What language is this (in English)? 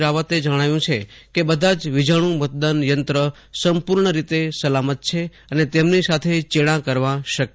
Gujarati